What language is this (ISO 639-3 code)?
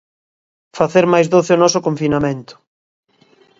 glg